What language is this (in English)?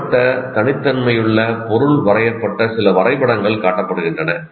Tamil